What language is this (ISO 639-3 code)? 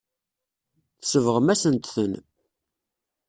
kab